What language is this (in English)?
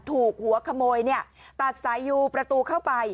Thai